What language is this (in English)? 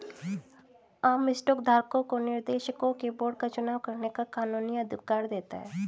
Hindi